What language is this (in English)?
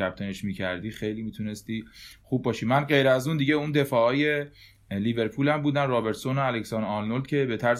Persian